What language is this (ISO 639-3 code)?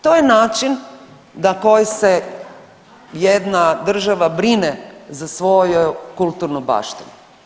hrv